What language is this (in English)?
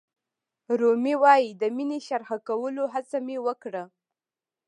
Pashto